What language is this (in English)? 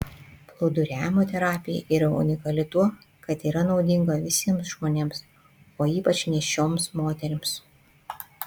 Lithuanian